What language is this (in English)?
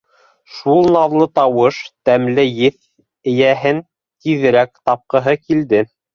Bashkir